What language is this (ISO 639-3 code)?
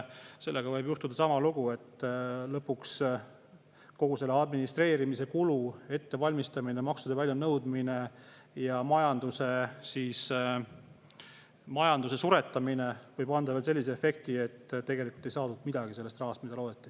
est